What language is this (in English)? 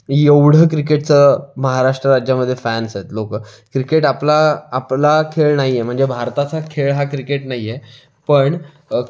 Marathi